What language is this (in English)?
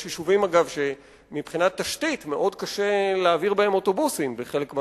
Hebrew